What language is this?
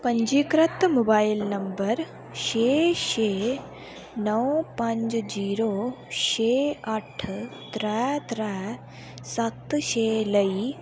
Dogri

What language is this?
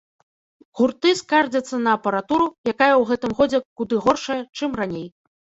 Belarusian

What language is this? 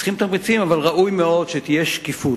Hebrew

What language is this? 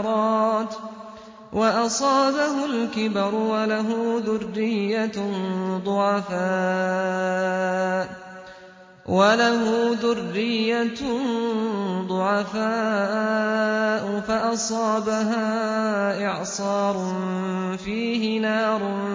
Arabic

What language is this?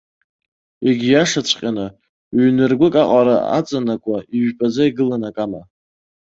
Abkhazian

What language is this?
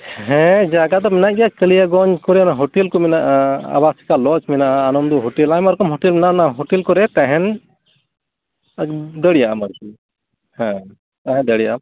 Santali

